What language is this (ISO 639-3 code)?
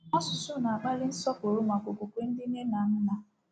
ibo